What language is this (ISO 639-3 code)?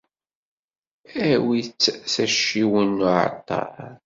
kab